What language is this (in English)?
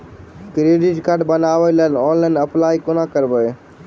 Maithili